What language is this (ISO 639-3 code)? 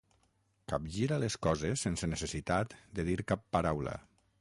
cat